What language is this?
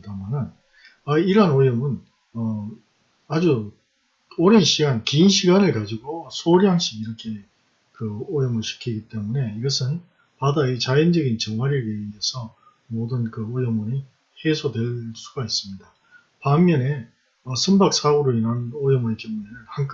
Korean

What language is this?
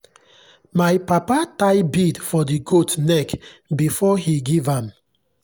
Nigerian Pidgin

